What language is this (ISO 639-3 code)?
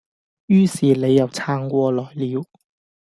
yue